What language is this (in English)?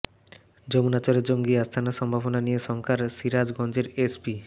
Bangla